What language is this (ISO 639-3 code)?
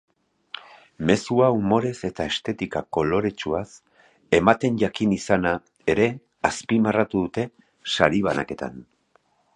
eus